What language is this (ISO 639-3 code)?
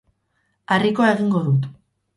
eus